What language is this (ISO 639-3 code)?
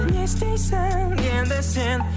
kaz